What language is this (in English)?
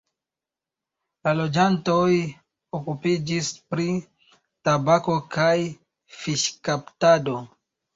Esperanto